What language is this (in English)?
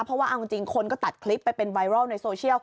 Thai